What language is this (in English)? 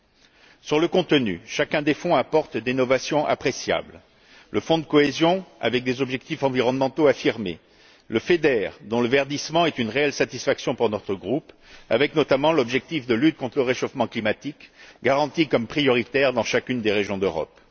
French